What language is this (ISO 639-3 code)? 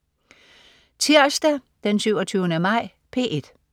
dan